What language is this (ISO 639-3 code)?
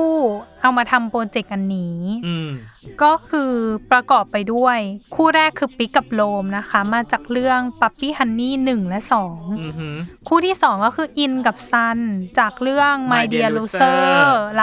tha